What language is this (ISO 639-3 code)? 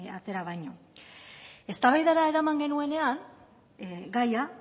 eus